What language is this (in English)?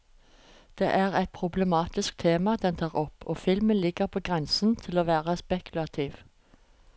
Norwegian